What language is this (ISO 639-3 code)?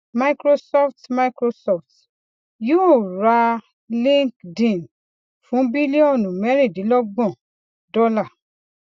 yor